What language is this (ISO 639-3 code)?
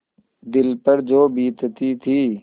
hin